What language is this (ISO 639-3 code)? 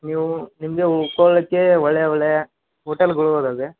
kan